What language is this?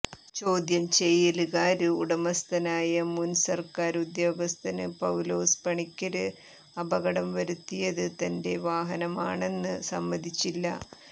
Malayalam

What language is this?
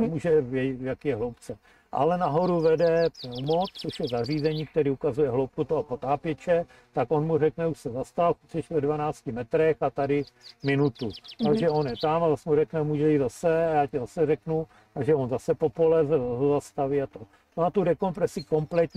Czech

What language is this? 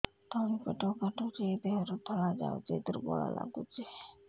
Odia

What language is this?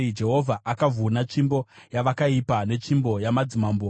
Shona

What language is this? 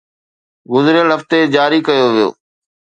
Sindhi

